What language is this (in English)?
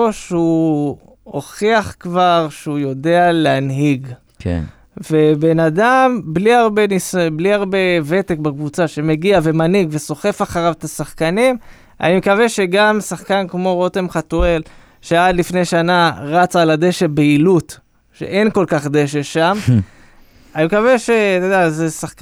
Hebrew